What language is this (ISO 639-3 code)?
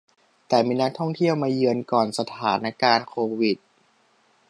tha